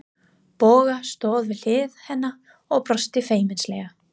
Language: Icelandic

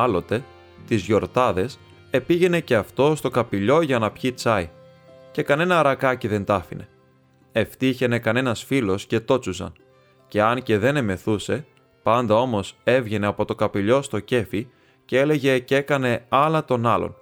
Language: Greek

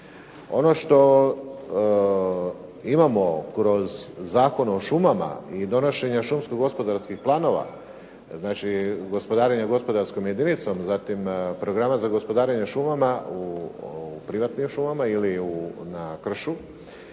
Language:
Croatian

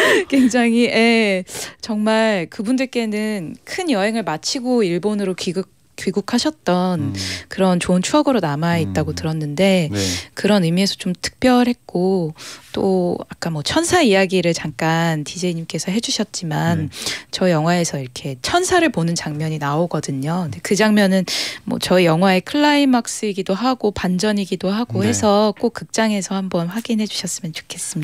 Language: Korean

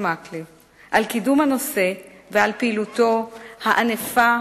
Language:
Hebrew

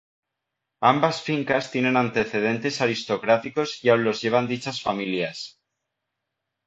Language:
Spanish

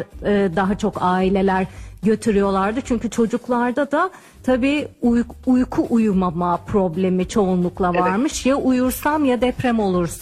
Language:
Turkish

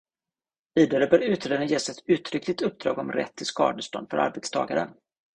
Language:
Swedish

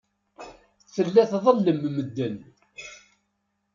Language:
Kabyle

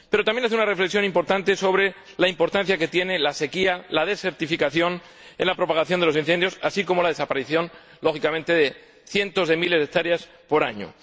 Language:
Spanish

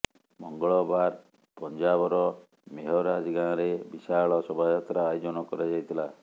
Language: Odia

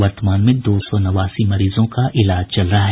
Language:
Hindi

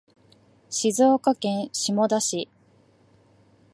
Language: Japanese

